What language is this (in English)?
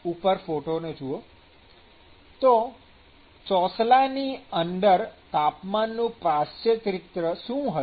Gujarati